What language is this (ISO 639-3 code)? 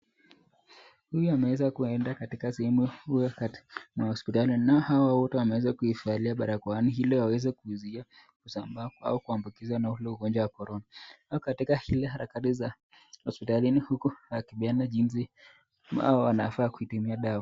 swa